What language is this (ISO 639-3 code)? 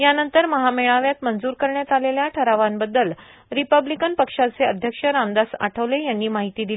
mar